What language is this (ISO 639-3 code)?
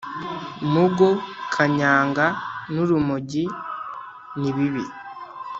kin